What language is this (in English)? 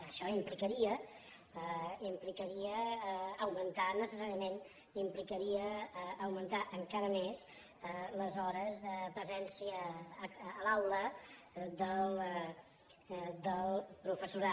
Catalan